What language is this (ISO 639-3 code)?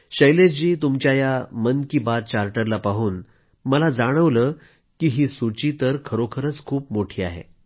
mar